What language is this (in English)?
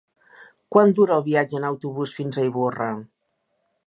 Catalan